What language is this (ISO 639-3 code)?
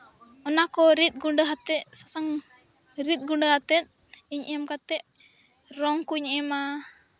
sat